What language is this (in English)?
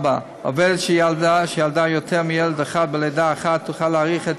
Hebrew